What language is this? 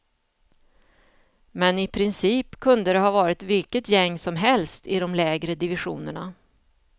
Swedish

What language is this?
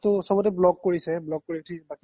Assamese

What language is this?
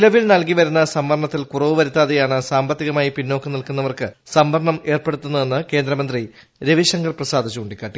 Malayalam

